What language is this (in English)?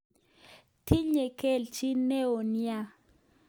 Kalenjin